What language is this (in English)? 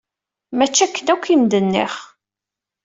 Kabyle